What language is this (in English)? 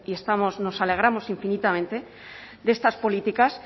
Spanish